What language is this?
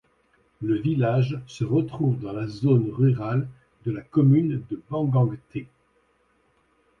French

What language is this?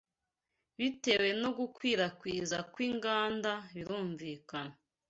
Kinyarwanda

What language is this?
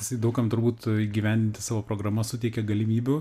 Lithuanian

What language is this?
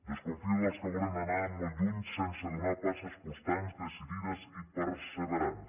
Catalan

